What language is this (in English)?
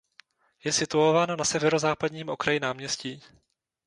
Czech